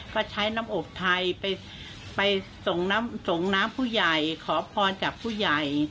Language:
Thai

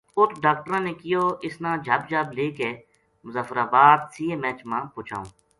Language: Gujari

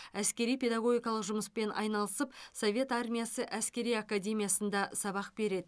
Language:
Kazakh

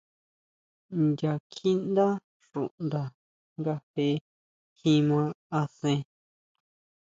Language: Huautla Mazatec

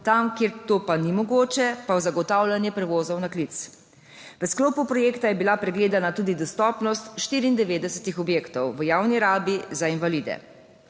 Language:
Slovenian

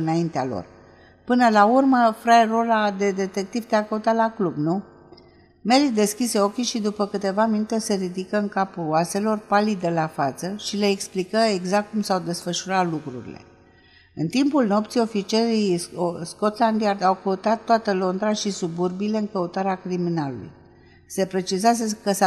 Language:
Romanian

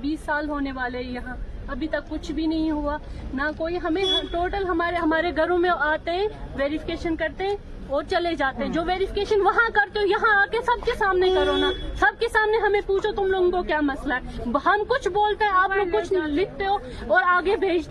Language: Urdu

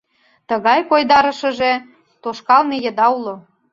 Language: Mari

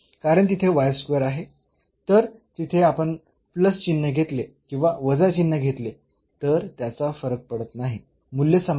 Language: Marathi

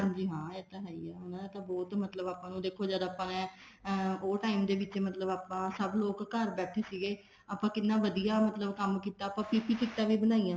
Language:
Punjabi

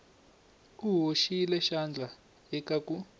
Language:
Tsonga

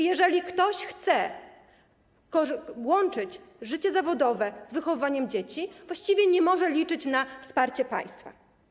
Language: Polish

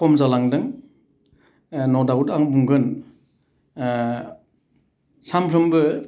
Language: Bodo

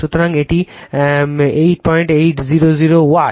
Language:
Bangla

